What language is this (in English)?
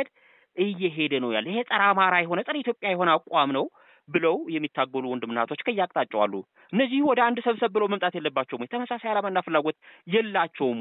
Arabic